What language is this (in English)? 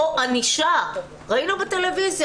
Hebrew